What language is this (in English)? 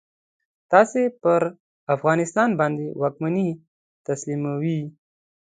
Pashto